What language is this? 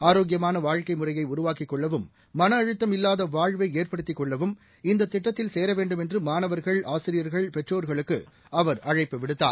Tamil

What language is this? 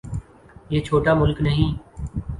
Urdu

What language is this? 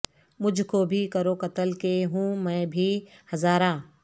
Urdu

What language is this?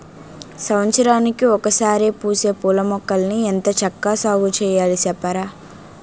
Telugu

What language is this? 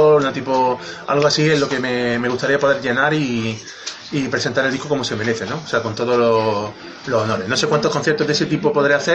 Spanish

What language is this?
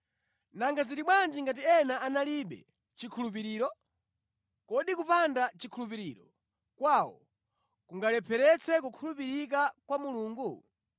Nyanja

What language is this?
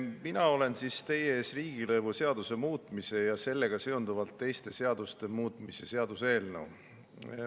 Estonian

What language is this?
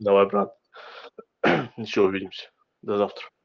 Russian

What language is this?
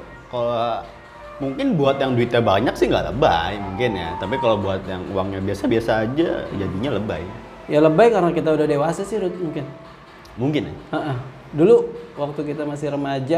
Indonesian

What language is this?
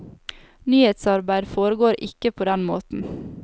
Norwegian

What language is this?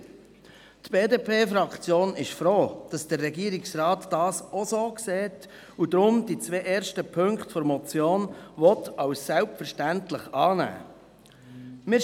Swiss German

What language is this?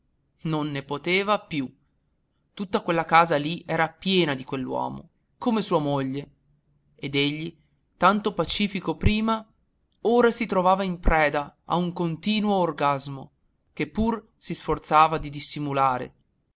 Italian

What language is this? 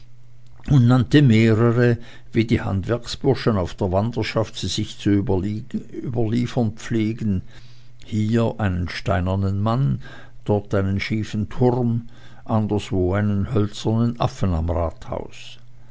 German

